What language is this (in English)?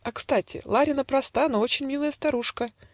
Russian